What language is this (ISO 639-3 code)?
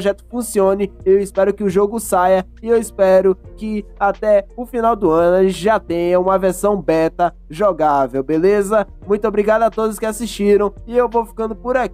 por